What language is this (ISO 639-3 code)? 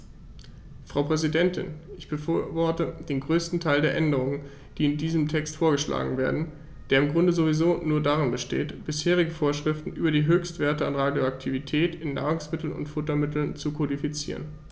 deu